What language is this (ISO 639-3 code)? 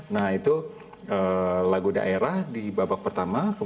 ind